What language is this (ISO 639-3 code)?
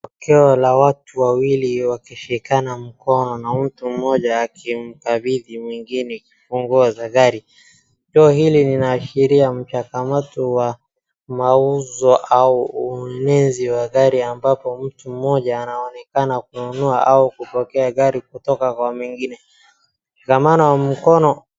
swa